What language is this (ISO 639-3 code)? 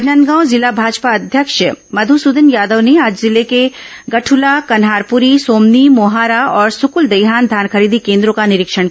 hin